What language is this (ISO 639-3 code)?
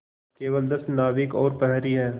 hin